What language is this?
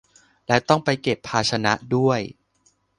Thai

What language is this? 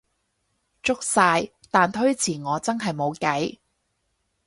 Cantonese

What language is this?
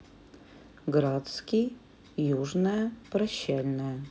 Russian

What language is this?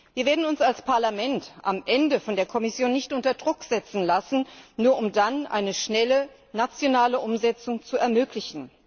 German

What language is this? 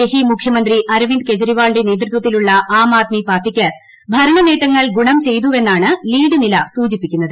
Malayalam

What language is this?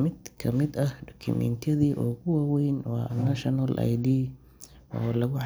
Somali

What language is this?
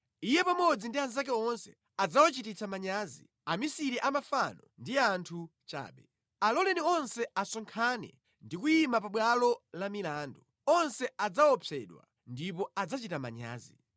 Nyanja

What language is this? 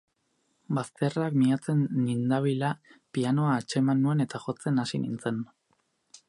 Basque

